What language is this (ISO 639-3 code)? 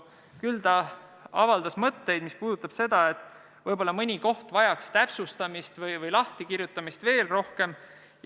est